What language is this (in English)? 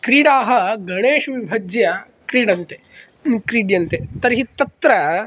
Sanskrit